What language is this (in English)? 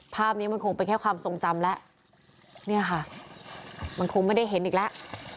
Thai